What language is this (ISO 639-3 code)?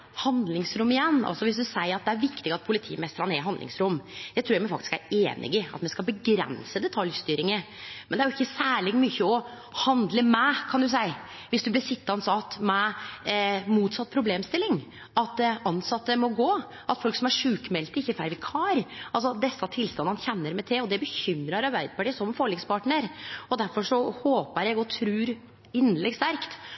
nno